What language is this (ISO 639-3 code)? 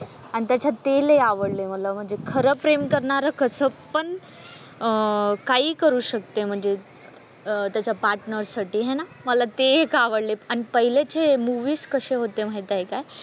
mar